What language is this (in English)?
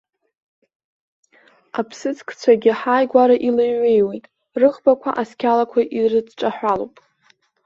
Abkhazian